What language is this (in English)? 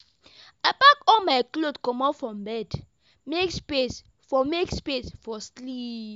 Nigerian Pidgin